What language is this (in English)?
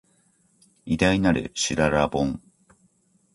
Japanese